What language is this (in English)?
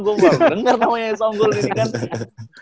Indonesian